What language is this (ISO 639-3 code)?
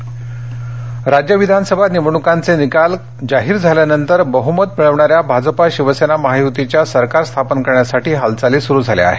mar